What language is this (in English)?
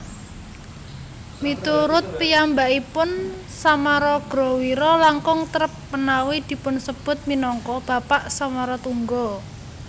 Javanese